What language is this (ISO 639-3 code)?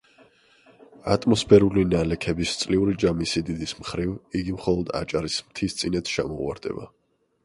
kat